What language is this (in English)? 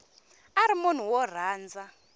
Tsonga